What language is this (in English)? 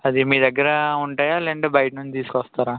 Telugu